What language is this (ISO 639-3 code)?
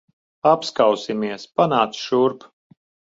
lav